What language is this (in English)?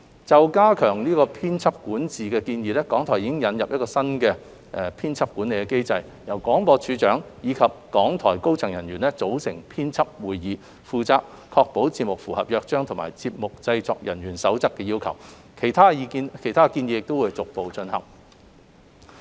Cantonese